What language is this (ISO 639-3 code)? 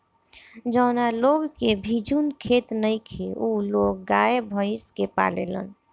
bho